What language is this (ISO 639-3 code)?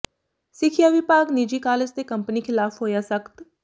pan